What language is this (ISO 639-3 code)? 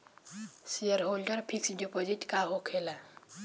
bho